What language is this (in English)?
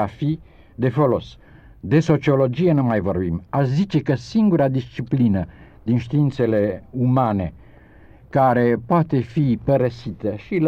Romanian